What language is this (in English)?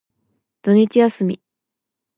Japanese